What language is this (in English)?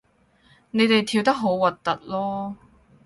Cantonese